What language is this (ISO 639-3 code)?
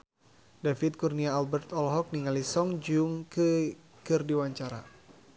sun